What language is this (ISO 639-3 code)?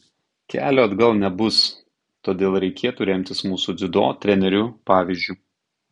lit